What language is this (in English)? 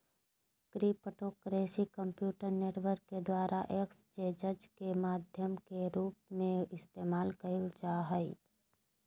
Magahi